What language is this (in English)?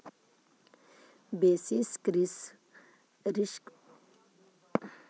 Magahi